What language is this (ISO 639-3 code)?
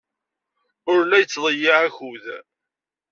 kab